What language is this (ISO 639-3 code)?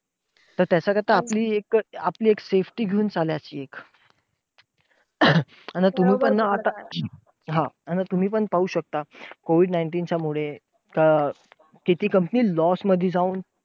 mar